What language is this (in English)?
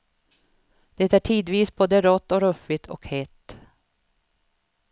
Swedish